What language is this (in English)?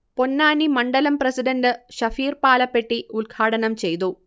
Malayalam